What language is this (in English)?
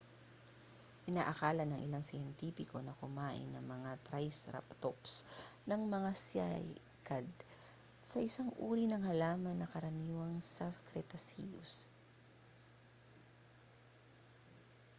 Filipino